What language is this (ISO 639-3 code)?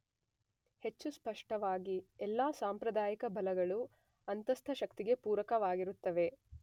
kan